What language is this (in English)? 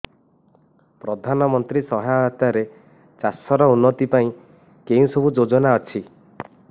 Odia